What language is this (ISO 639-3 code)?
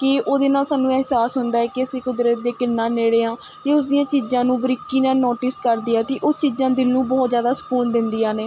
pan